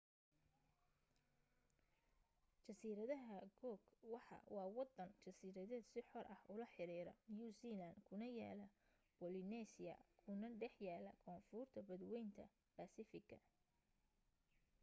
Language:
Somali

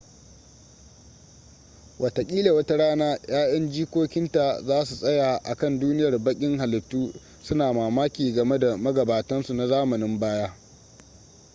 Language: Hausa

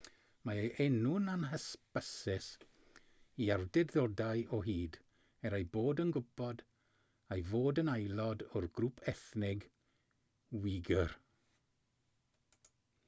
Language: Welsh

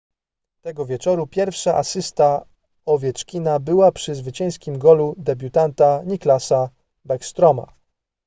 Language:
Polish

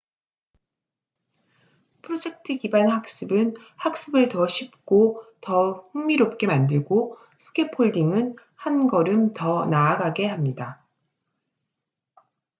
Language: Korean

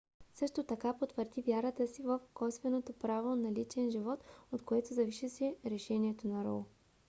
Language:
Bulgarian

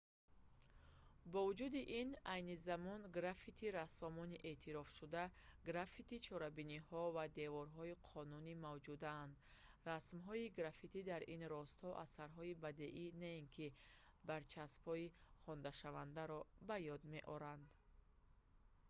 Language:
Tajik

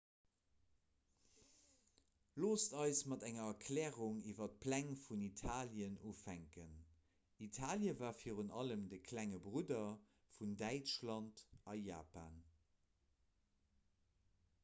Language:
Luxembourgish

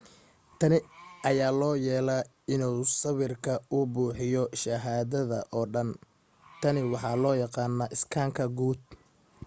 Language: Somali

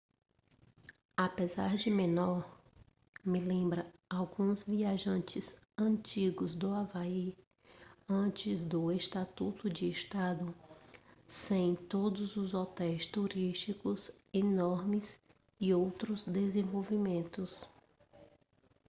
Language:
Portuguese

